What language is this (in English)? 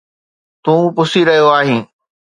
Sindhi